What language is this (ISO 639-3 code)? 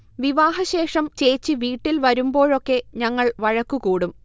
mal